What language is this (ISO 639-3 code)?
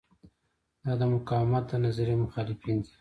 pus